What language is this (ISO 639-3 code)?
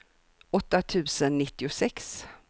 swe